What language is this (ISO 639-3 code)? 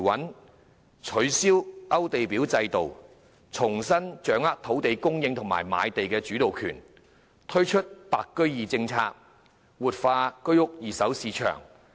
yue